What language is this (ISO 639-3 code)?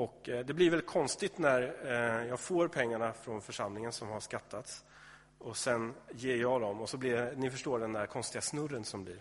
swe